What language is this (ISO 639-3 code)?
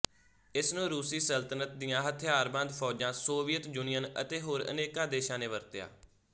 pan